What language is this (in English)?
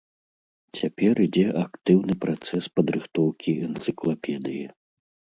Belarusian